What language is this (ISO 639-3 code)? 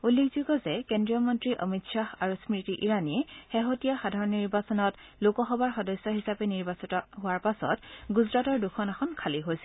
asm